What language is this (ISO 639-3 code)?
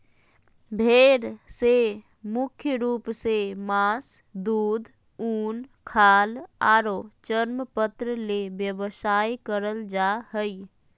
mag